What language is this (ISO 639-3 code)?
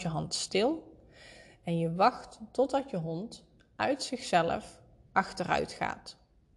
nld